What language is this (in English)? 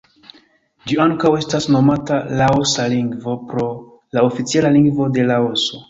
Esperanto